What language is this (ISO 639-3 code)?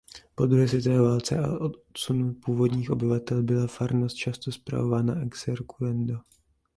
ces